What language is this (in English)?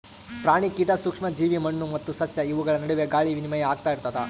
Kannada